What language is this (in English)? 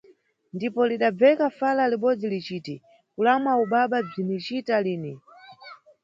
Nyungwe